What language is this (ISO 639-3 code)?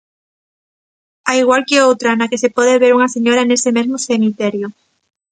glg